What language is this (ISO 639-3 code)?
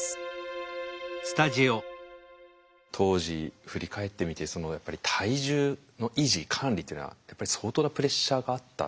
jpn